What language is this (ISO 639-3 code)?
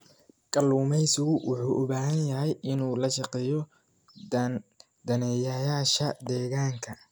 som